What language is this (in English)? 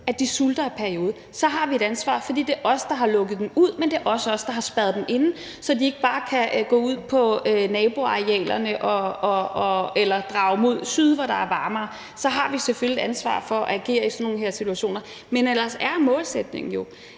Danish